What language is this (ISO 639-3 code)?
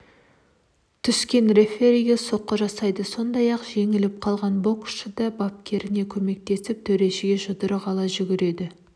kaz